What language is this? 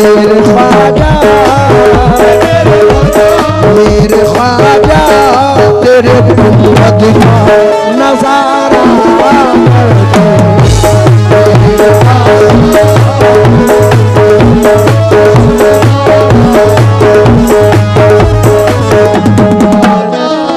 Arabic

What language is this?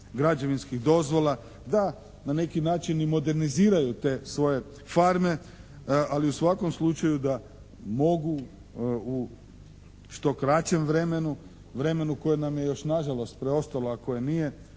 Croatian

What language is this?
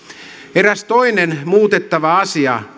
Finnish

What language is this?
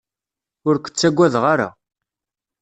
Kabyle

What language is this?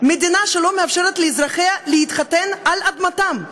Hebrew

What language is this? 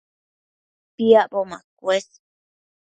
Matsés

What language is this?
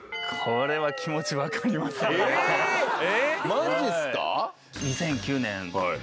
Japanese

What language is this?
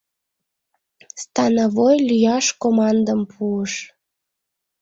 Mari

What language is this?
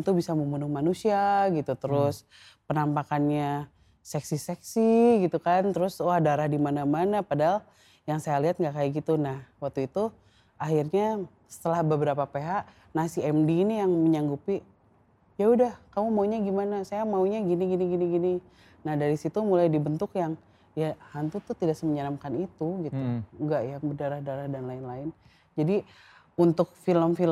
Indonesian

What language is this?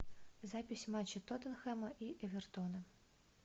Russian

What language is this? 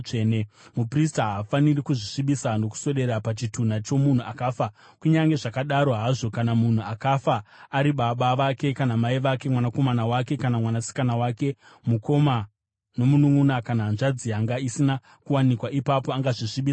Shona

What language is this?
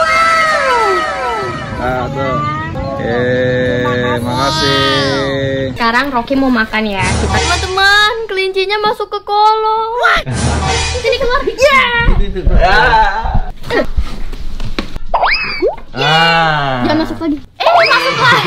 Indonesian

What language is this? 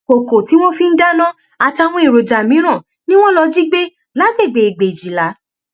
Yoruba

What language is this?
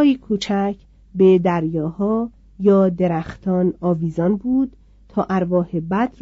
Persian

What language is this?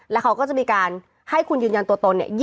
Thai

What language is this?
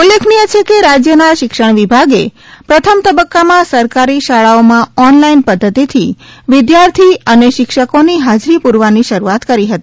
Gujarati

